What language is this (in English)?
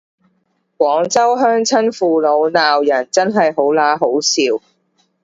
Cantonese